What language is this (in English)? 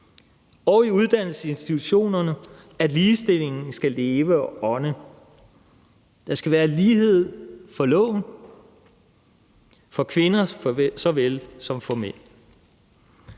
Danish